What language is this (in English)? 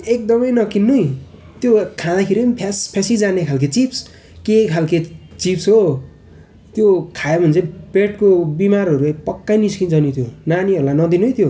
Nepali